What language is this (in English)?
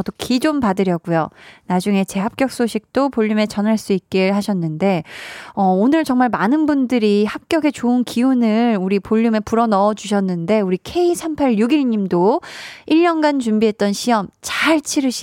Korean